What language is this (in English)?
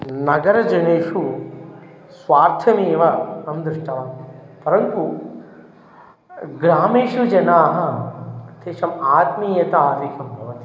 Sanskrit